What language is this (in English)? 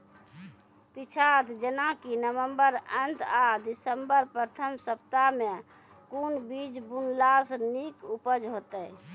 Maithili